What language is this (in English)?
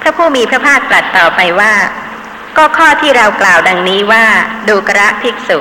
Thai